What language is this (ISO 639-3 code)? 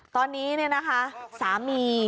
tha